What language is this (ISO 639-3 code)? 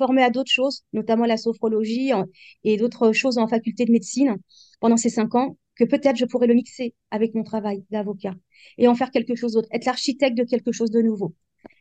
fra